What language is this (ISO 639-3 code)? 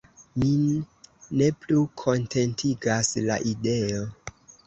epo